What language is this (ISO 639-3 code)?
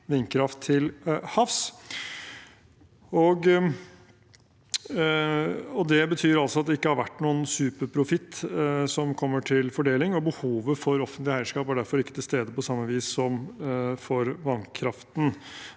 nor